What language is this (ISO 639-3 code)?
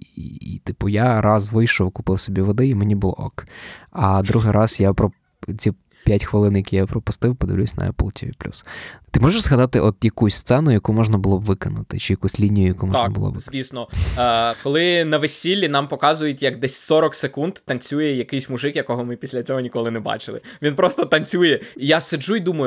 ukr